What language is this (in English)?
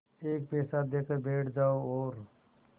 Hindi